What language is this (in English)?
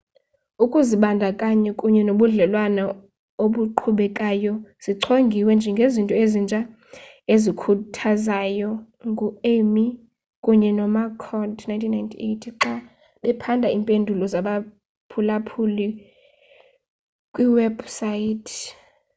Xhosa